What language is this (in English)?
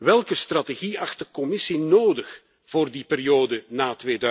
Dutch